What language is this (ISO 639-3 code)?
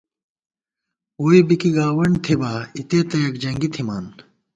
gwt